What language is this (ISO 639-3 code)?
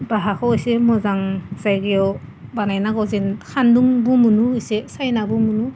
brx